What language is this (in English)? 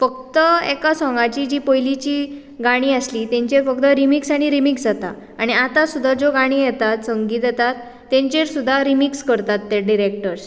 Konkani